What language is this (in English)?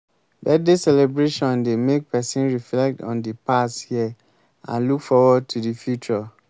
Nigerian Pidgin